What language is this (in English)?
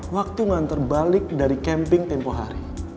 Indonesian